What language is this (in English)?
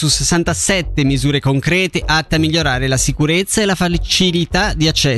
Italian